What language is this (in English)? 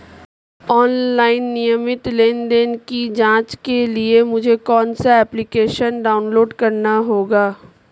Hindi